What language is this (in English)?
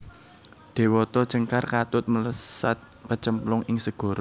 Javanese